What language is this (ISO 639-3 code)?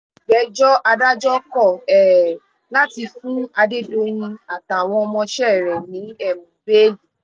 yor